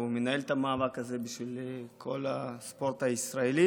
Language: Hebrew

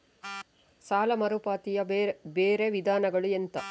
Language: Kannada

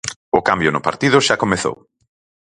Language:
Galician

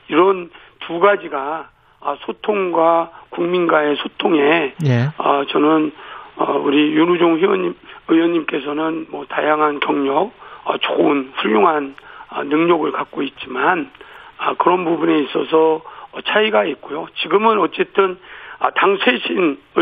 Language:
Korean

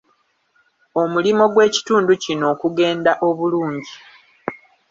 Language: Ganda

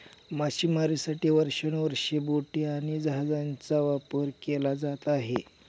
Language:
Marathi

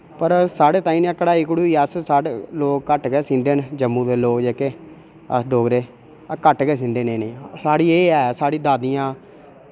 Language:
Dogri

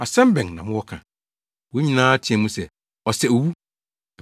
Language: Akan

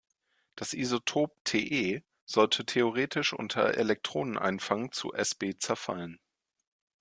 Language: German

